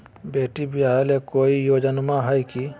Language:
Magahi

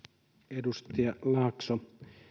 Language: Finnish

